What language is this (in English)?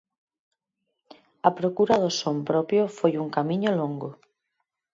Galician